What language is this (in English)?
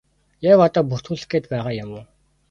Mongolian